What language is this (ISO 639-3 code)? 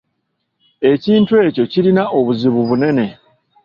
lug